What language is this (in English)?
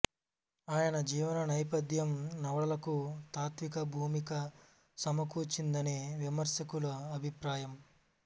Telugu